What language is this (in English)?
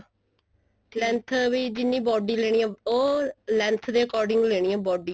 Punjabi